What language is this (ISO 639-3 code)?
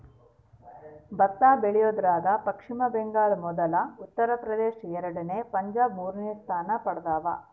kan